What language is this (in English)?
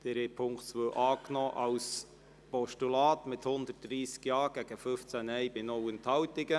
Swiss German